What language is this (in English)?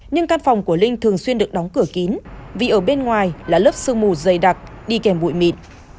Vietnamese